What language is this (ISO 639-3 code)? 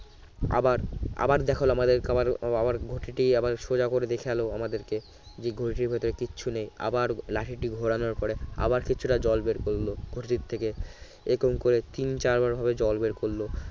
ben